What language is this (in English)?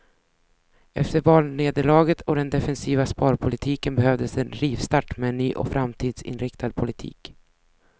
Swedish